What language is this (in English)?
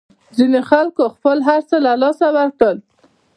Pashto